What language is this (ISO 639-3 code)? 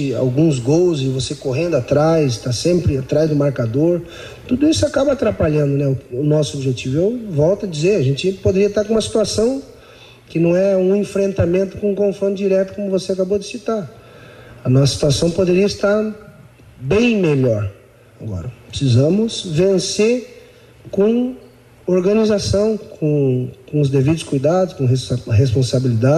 por